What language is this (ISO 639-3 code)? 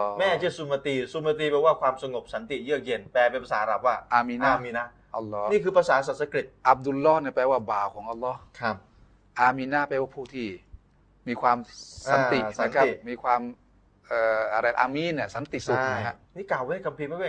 tha